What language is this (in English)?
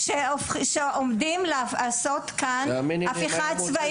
Hebrew